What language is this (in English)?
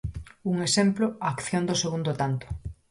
Galician